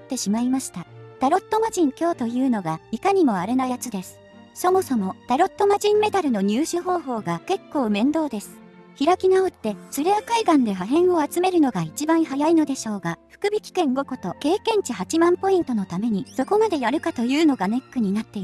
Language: Japanese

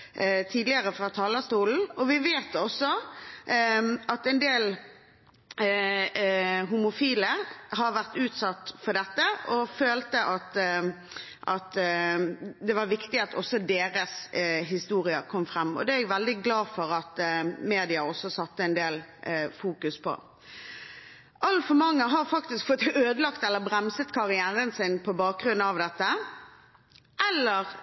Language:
Norwegian Bokmål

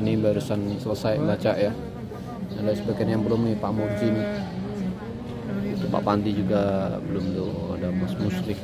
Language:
Indonesian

